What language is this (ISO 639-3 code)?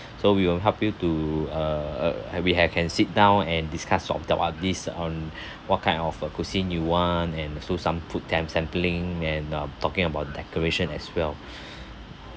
eng